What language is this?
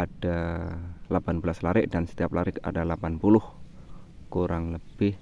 Indonesian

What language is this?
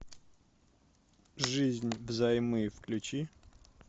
Russian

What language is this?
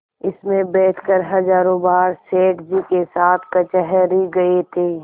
Hindi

